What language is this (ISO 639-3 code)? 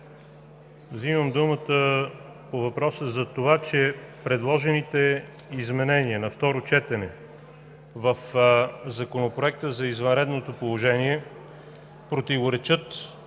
bul